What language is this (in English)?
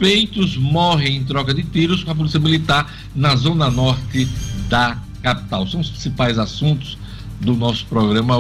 Portuguese